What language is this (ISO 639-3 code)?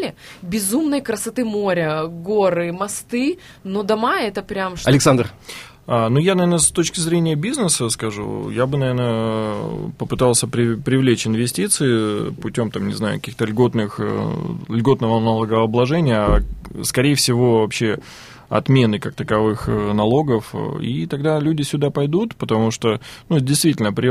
rus